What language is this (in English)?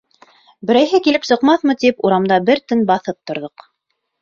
Bashkir